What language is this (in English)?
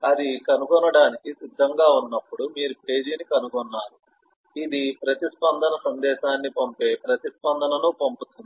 Telugu